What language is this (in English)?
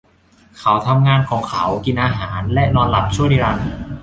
Thai